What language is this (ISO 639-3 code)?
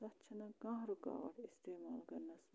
kas